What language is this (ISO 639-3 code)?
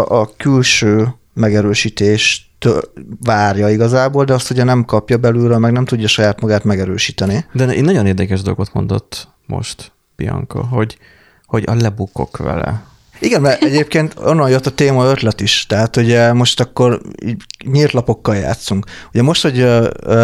hun